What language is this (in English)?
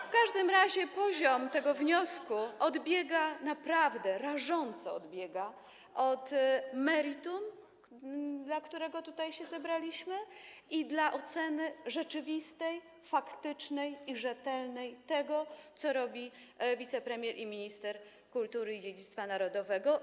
Polish